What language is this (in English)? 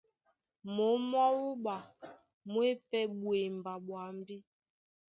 Duala